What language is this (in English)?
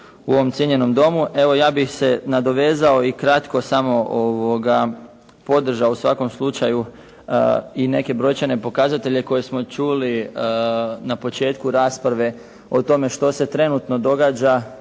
Croatian